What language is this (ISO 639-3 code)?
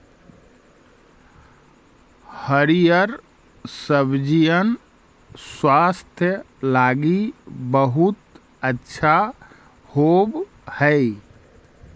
mag